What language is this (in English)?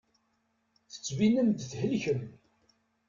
Kabyle